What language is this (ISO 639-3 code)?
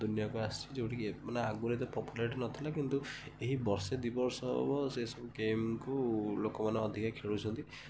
ori